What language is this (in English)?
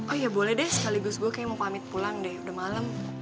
Indonesian